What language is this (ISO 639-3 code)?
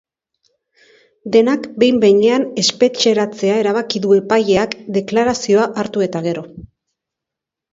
eus